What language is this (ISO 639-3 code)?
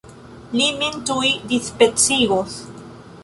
epo